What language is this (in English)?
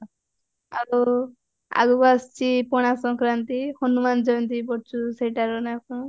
Odia